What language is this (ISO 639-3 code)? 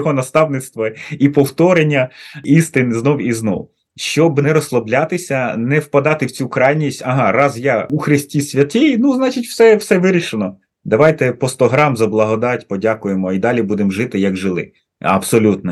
ukr